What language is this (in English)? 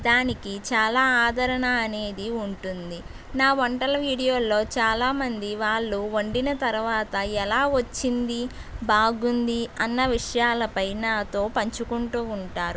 Telugu